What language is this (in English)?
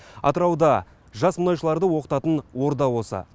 Kazakh